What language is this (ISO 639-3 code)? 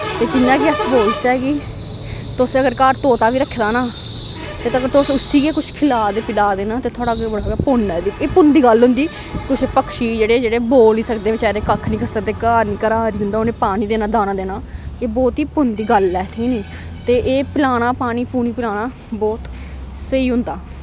doi